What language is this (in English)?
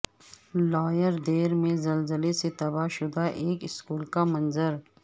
Urdu